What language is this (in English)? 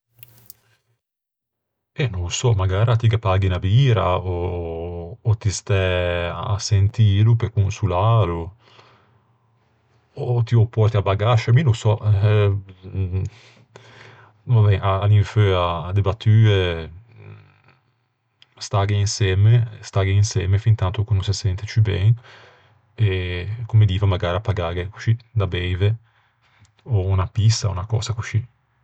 Ligurian